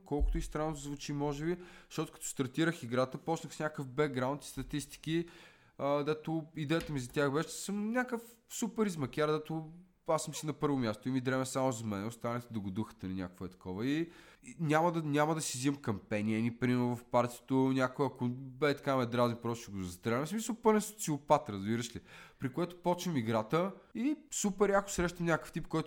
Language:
Bulgarian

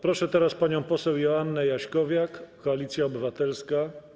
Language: Polish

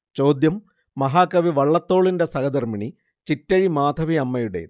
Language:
Malayalam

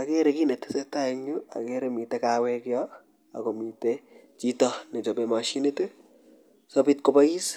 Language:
Kalenjin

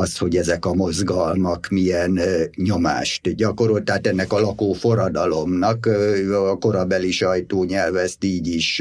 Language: Hungarian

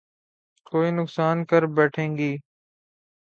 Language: Urdu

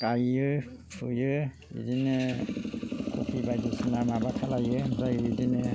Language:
Bodo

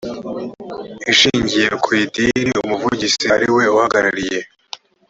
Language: Kinyarwanda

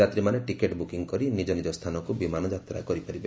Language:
Odia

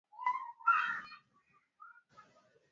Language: Swahili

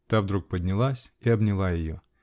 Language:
Russian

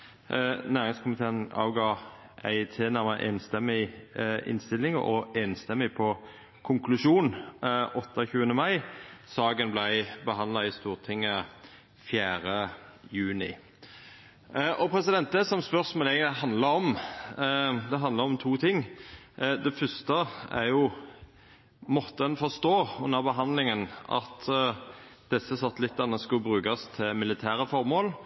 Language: Norwegian Nynorsk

